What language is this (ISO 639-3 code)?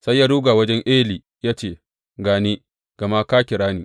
hau